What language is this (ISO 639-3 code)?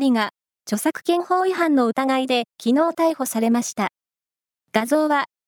jpn